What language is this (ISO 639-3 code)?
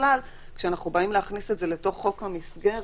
heb